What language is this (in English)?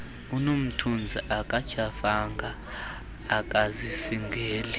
Xhosa